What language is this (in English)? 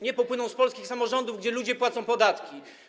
Polish